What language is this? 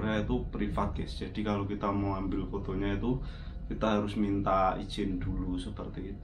Indonesian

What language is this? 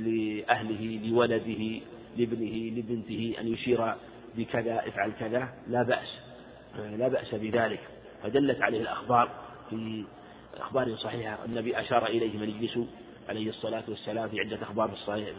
Arabic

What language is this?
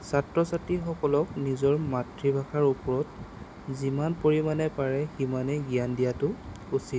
Assamese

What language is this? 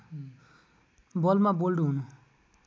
Nepali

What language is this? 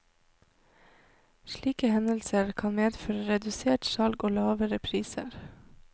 Norwegian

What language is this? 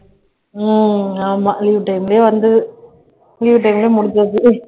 Tamil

